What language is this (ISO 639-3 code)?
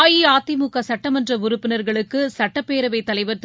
tam